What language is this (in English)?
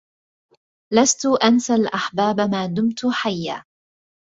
Arabic